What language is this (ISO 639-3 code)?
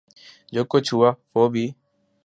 urd